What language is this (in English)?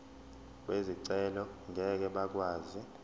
Zulu